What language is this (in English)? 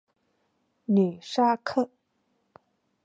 Chinese